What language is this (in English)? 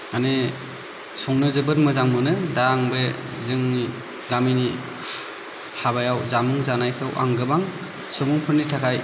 Bodo